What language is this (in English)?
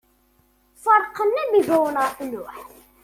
Kabyle